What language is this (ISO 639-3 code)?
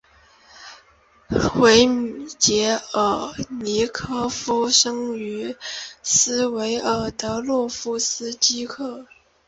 zho